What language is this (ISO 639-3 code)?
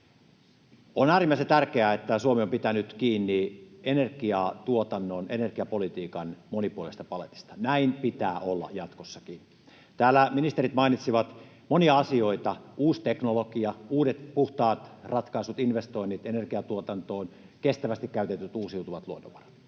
fin